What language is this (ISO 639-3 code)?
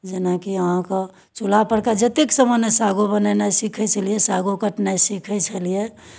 mai